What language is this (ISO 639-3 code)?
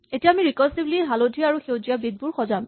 asm